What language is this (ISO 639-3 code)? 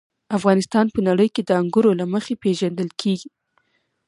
pus